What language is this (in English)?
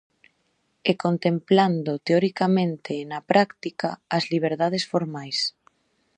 Galician